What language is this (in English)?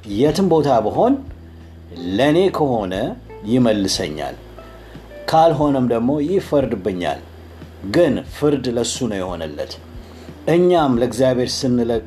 Amharic